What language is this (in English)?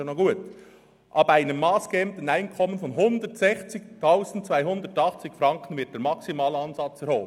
Swiss German